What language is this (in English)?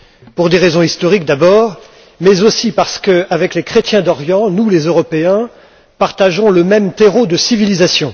French